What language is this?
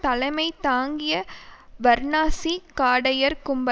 Tamil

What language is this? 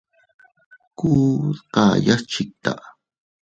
Teutila Cuicatec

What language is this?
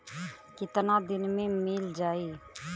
Bhojpuri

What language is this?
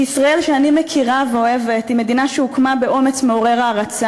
Hebrew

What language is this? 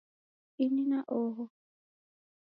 Taita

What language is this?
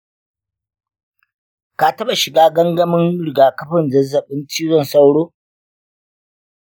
Hausa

